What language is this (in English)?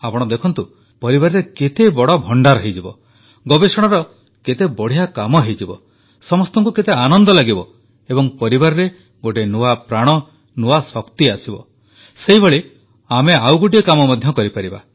Odia